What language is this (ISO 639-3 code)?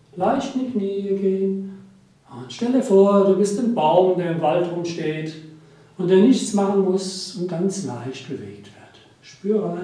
deu